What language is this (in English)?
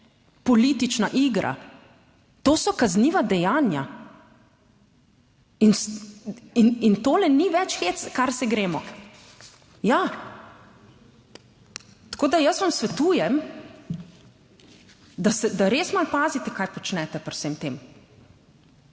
Slovenian